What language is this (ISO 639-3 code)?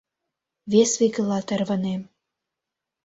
chm